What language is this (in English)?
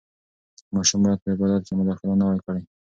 Pashto